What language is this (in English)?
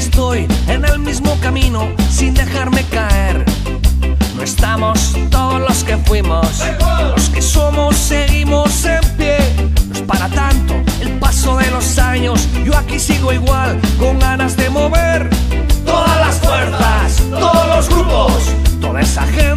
Spanish